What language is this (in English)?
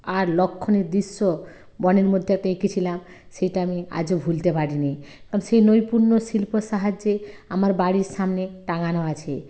Bangla